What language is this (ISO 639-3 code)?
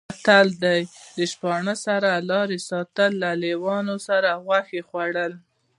pus